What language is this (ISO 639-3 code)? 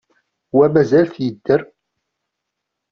kab